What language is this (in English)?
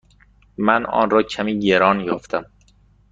Persian